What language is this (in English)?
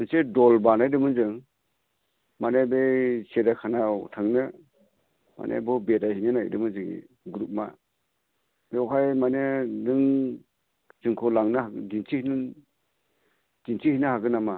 Bodo